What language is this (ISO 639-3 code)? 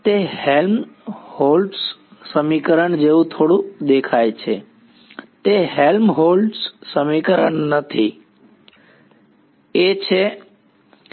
guj